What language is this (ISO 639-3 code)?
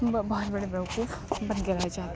urd